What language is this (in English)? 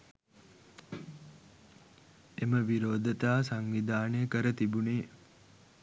Sinhala